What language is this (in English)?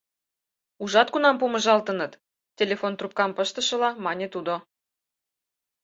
Mari